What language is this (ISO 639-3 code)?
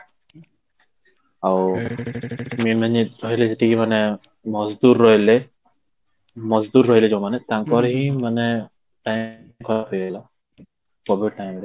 ori